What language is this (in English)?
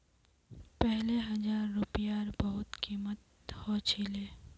Magahi